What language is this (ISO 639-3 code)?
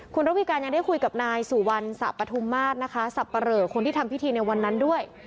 tha